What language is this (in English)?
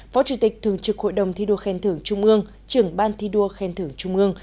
Vietnamese